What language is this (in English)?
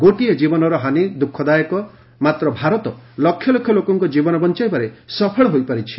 Odia